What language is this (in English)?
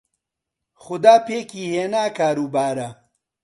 Central Kurdish